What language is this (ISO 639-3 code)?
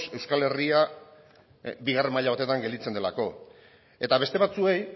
eus